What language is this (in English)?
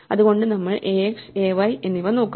Malayalam